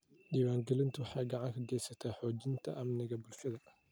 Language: Somali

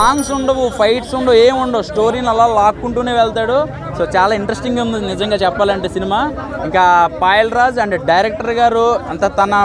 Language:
Telugu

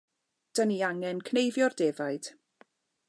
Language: Welsh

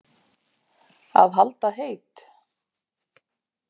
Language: Icelandic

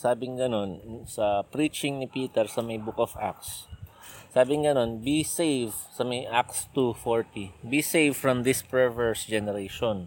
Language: Filipino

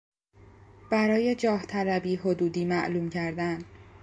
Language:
Persian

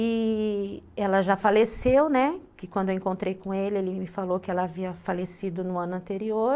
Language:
Portuguese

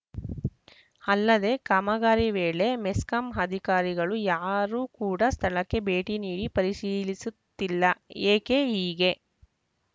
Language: Kannada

